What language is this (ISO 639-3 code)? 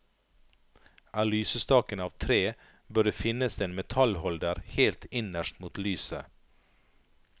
nor